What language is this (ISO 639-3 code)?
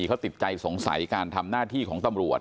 tha